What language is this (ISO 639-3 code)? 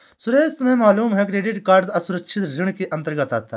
hin